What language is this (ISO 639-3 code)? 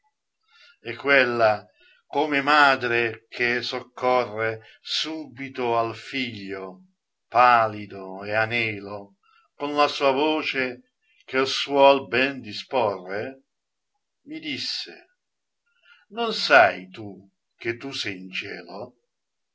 ita